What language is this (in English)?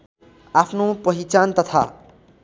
Nepali